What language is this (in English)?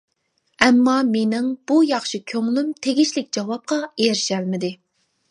Uyghur